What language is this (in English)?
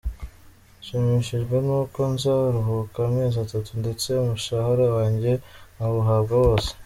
Kinyarwanda